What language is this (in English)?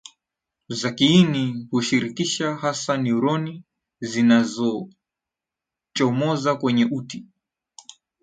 Swahili